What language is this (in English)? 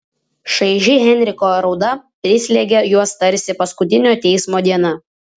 Lithuanian